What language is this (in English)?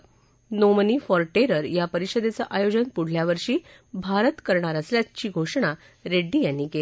Marathi